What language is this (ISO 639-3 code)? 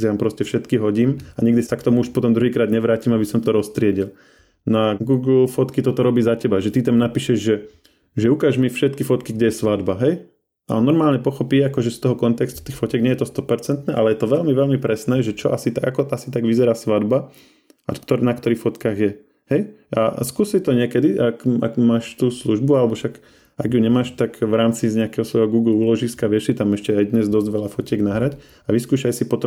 slk